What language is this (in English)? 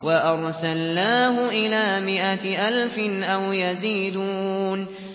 Arabic